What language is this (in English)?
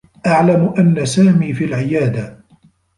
Arabic